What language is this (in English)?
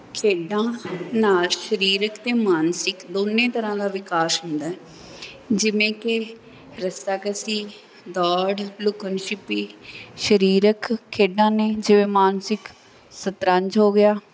Punjabi